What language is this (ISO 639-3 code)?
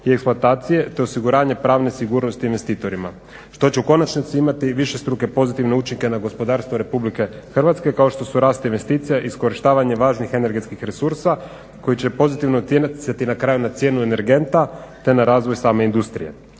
hrv